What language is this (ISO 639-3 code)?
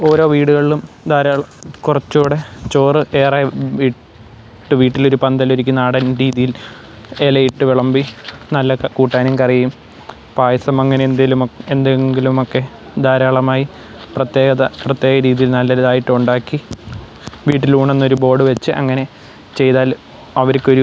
mal